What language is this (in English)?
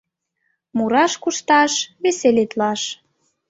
Mari